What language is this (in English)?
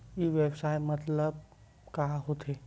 Chhattisgarhi